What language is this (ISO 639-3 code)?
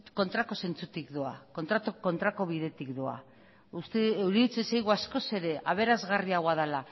eus